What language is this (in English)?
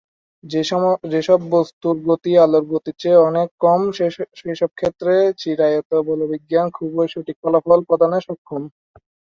Bangla